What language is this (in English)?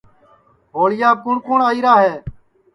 Sansi